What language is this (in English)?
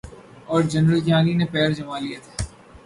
Urdu